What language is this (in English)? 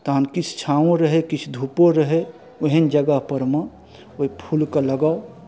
Maithili